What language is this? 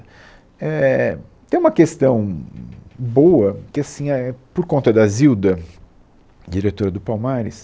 Portuguese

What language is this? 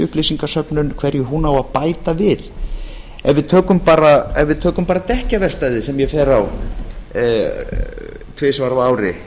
Icelandic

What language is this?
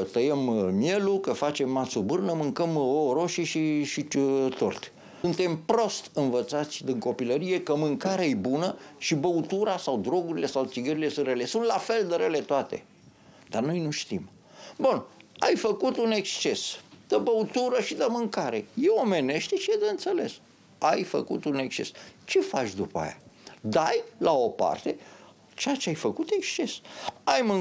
Romanian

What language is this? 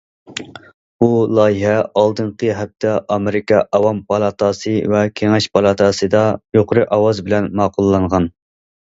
Uyghur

